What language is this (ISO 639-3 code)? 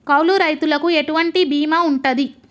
tel